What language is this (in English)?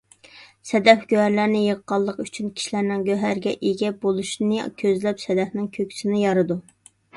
Uyghur